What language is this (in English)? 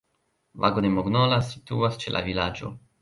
Esperanto